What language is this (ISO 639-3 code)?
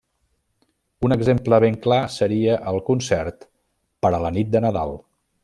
cat